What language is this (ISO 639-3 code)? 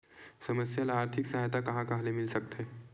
hne